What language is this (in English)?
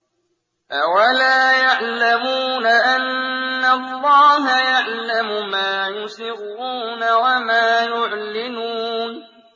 Arabic